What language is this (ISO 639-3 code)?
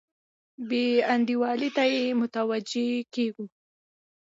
pus